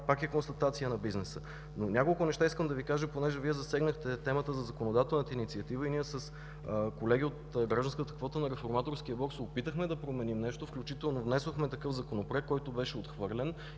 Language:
Bulgarian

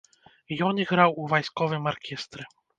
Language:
Belarusian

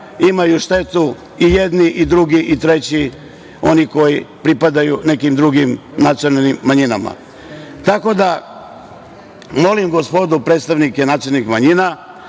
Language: Serbian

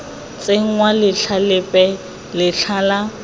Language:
Tswana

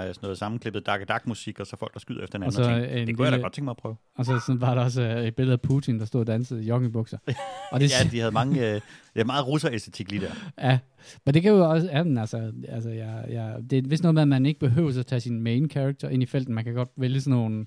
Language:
Danish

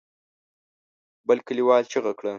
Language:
Pashto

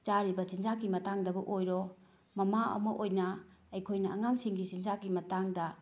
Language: Manipuri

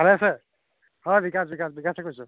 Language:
Assamese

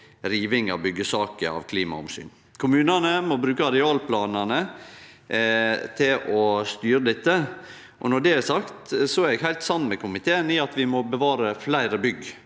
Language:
Norwegian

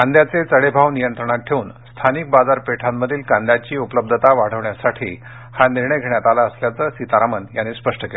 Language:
Marathi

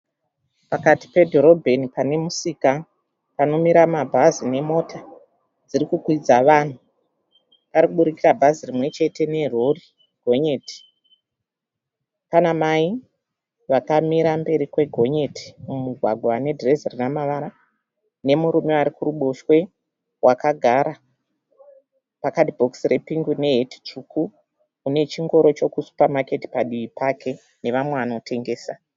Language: Shona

